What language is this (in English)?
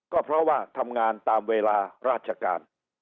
Thai